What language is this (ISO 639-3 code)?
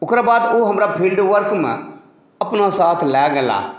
mai